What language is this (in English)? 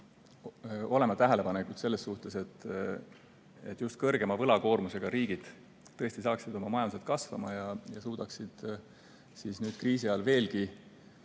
Estonian